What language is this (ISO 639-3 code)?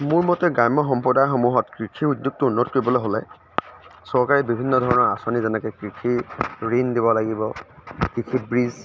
asm